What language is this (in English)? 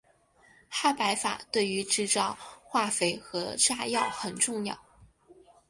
Chinese